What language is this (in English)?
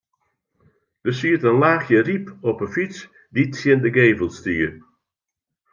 Western Frisian